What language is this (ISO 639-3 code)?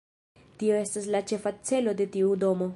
epo